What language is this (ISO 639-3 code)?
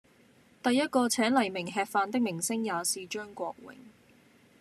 yue